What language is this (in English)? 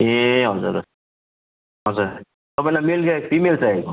Nepali